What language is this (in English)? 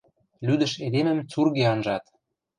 Western Mari